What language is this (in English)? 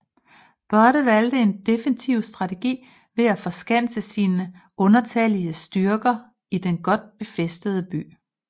Danish